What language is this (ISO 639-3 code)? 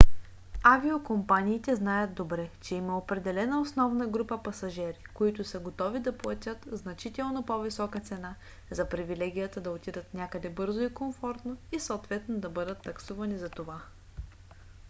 bul